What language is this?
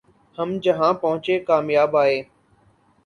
Urdu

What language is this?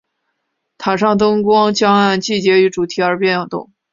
Chinese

